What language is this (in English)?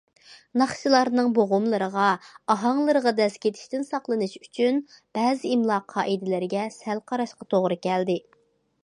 Uyghur